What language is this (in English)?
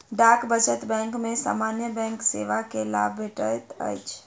Maithili